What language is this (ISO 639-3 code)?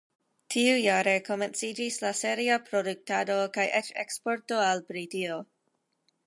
epo